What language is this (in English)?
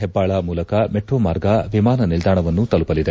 Kannada